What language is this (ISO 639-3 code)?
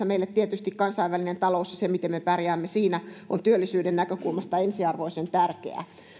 fin